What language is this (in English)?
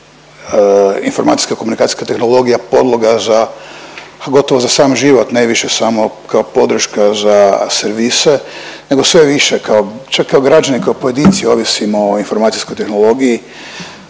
Croatian